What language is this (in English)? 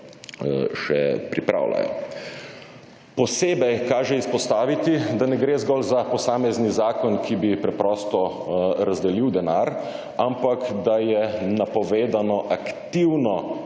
Slovenian